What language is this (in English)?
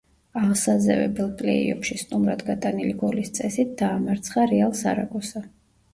Georgian